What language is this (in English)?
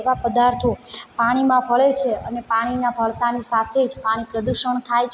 Gujarati